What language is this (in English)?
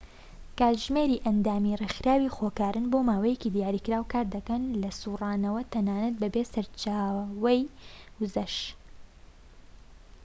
Central Kurdish